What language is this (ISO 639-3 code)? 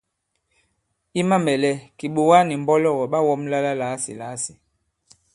abb